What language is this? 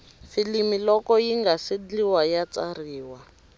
Tsonga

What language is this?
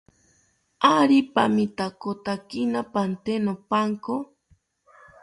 South Ucayali Ashéninka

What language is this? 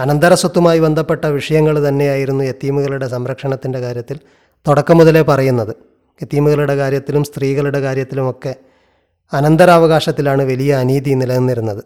Malayalam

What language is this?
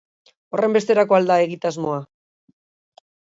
Basque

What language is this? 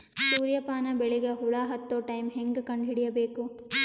Kannada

